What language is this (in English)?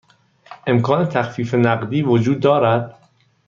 Persian